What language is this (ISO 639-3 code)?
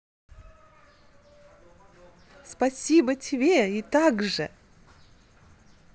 rus